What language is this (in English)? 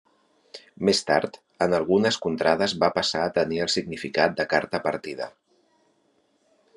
Catalan